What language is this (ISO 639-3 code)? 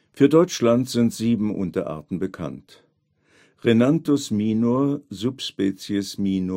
deu